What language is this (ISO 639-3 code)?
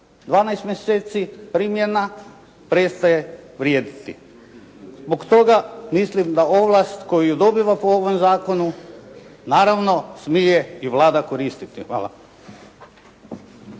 hrv